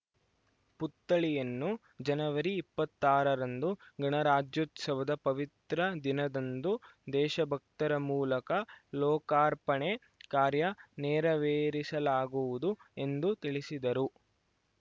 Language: Kannada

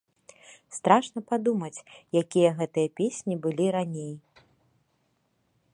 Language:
Belarusian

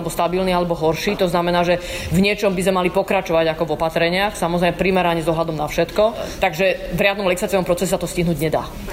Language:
Slovak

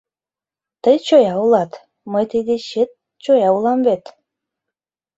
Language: Mari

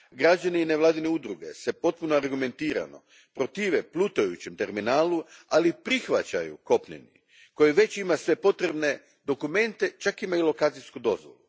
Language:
Croatian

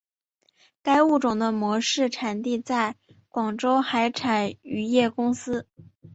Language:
Chinese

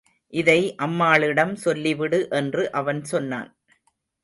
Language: Tamil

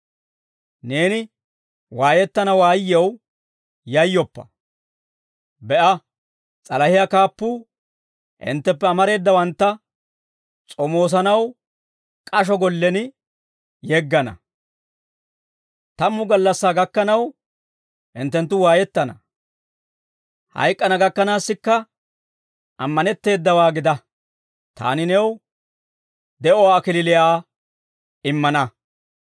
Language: Dawro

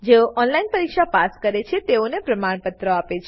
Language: Gujarati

